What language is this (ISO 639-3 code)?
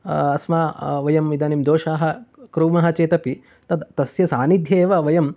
san